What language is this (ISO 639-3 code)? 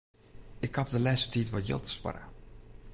fry